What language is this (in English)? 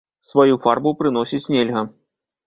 Belarusian